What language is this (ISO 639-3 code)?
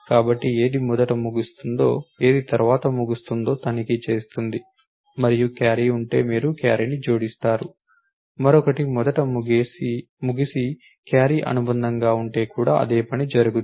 tel